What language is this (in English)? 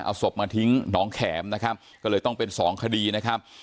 Thai